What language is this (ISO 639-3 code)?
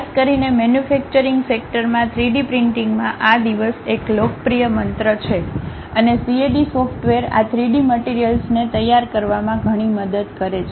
guj